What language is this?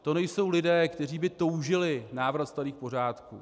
Czech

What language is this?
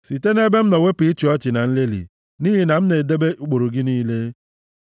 Igbo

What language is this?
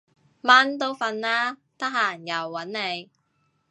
Cantonese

